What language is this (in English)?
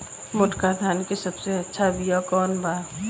Bhojpuri